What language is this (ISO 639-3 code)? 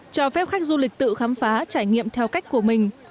vie